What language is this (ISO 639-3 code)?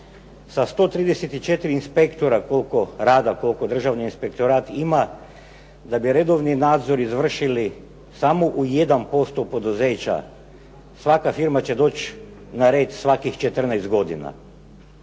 hrv